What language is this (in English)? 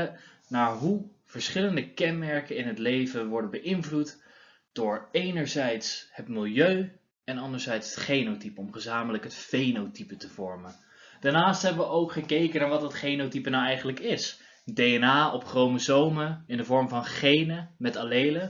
Dutch